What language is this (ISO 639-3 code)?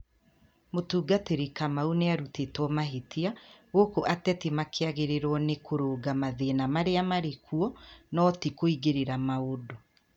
kik